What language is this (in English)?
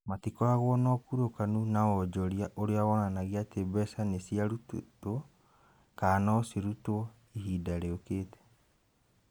Kikuyu